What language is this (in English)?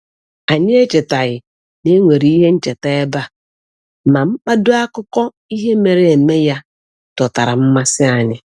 Igbo